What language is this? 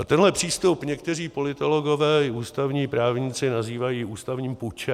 Czech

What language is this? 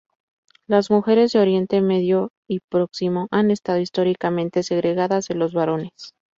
Spanish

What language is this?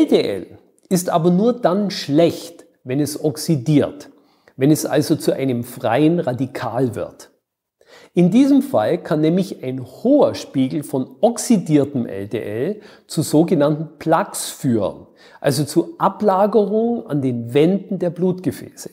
German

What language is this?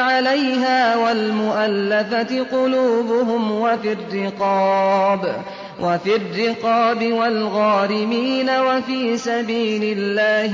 Arabic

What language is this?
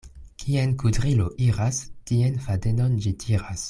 Esperanto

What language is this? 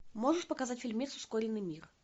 Russian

